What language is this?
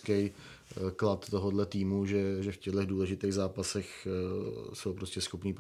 Czech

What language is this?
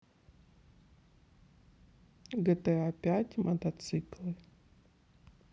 Russian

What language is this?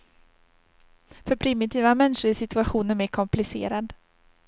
Swedish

